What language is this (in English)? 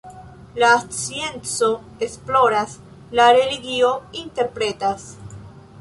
Esperanto